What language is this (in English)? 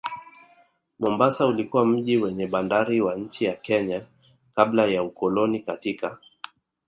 Swahili